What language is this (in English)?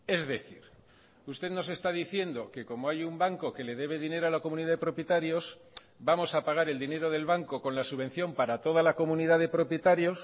Spanish